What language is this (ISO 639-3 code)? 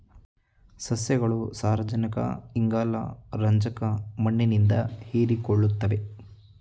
kan